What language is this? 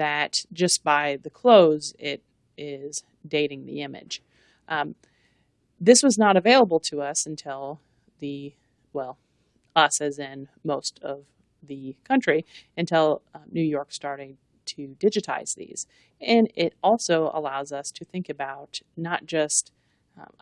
English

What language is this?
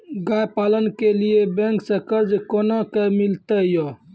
Maithili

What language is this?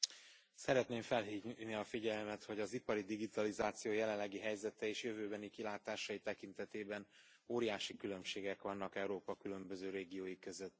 Hungarian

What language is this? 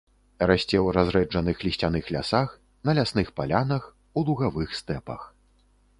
Belarusian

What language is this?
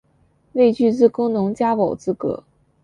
Chinese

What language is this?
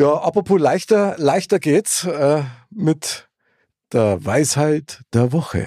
German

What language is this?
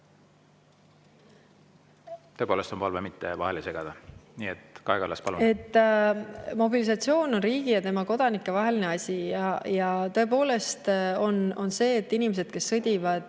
Estonian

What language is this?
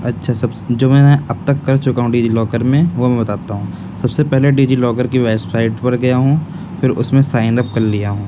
Urdu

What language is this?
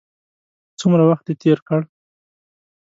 Pashto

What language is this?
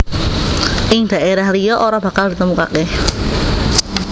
Javanese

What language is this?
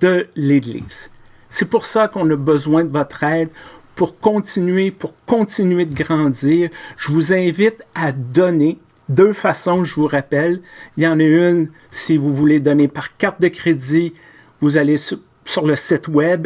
French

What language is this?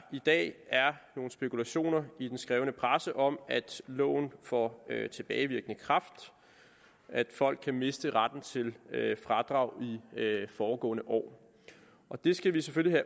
Danish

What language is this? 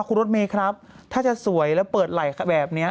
Thai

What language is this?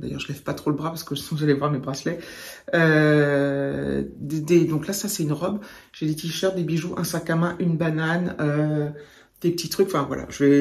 French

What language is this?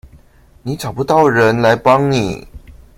Chinese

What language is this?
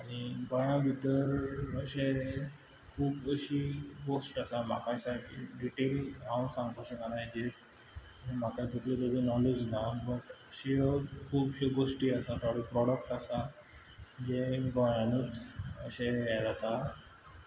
Konkani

